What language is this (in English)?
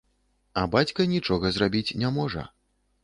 Belarusian